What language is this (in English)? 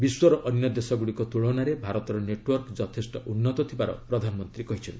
Odia